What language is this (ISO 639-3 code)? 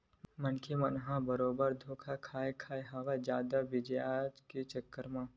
hne